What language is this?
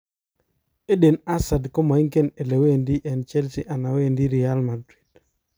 Kalenjin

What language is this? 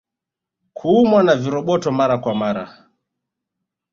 Swahili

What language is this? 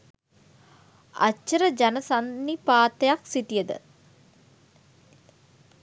Sinhala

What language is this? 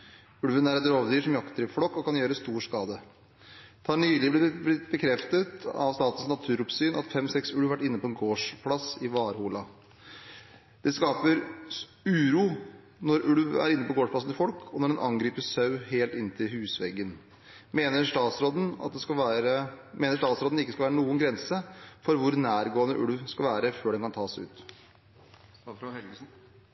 Norwegian Bokmål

